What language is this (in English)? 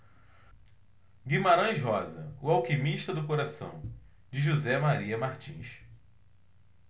Portuguese